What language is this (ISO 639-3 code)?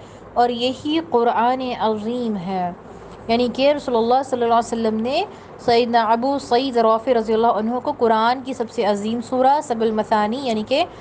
urd